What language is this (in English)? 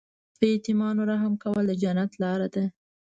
Pashto